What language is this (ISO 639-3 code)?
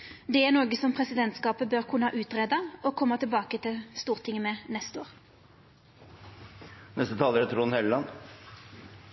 nno